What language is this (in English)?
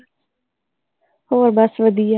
Punjabi